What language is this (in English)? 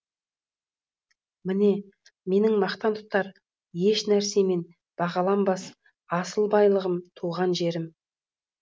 Kazakh